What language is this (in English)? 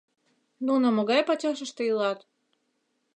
Mari